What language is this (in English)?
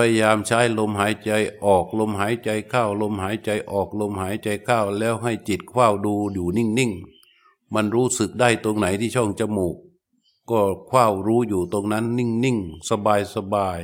Thai